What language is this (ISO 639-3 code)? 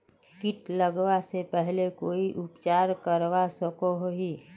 mag